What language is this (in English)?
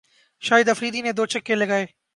Urdu